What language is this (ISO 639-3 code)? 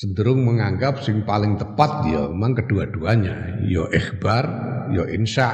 ind